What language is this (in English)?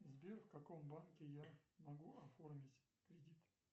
Russian